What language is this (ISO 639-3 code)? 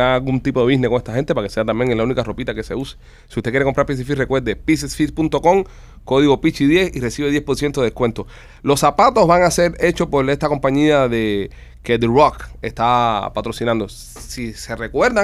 spa